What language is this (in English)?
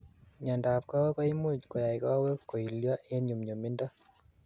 Kalenjin